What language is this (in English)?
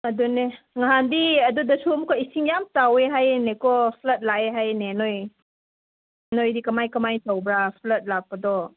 Manipuri